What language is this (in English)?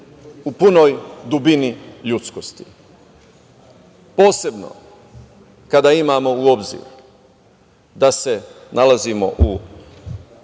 Serbian